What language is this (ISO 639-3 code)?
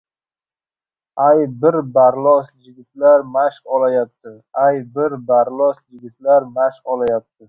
uzb